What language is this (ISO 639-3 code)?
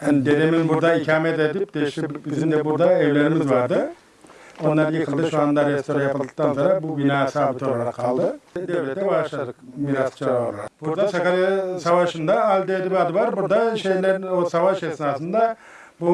tur